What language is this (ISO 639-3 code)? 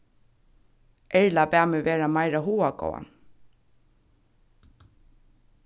fao